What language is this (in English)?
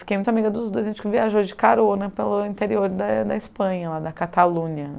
Portuguese